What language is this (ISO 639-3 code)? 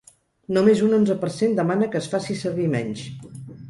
cat